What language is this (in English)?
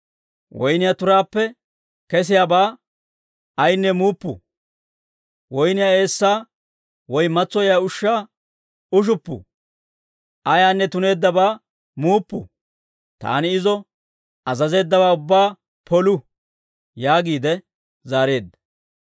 Dawro